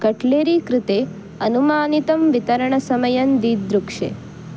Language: Sanskrit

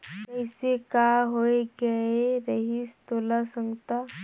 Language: Chhattisgarhi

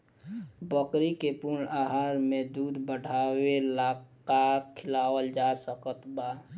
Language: Bhojpuri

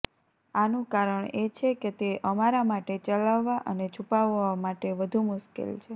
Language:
Gujarati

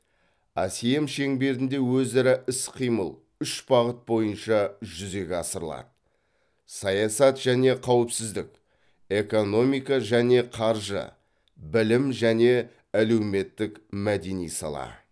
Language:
Kazakh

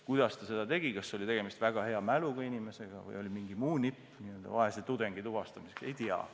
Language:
Estonian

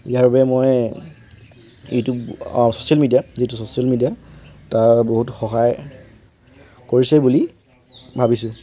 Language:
Assamese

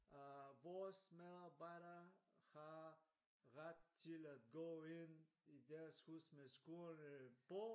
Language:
Danish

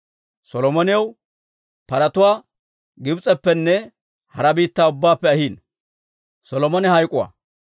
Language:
Dawro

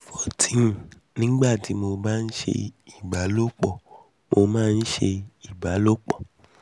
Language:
Yoruba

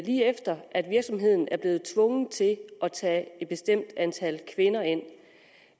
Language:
Danish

